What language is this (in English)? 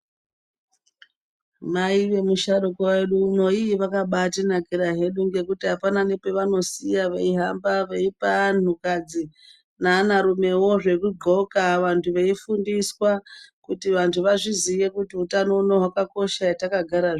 Ndau